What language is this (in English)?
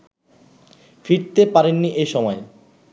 Bangla